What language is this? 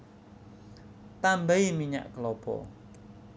Javanese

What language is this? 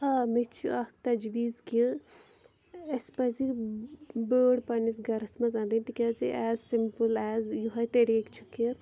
Kashmiri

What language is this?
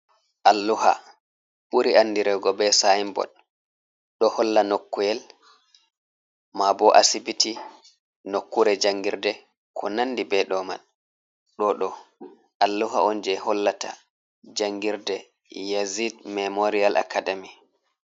Fula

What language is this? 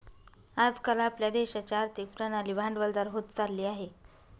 Marathi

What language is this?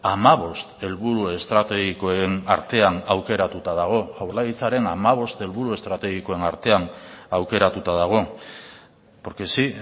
Basque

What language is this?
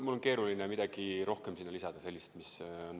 Estonian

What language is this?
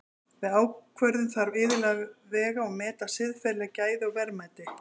Icelandic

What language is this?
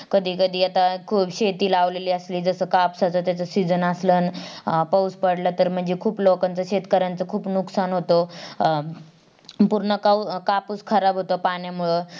Marathi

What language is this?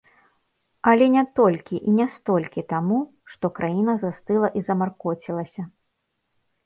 Belarusian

